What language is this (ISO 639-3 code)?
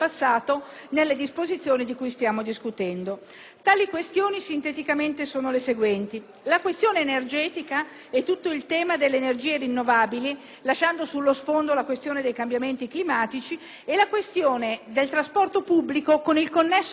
ita